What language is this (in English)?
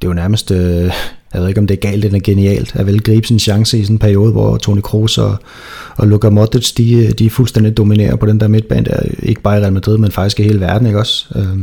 Danish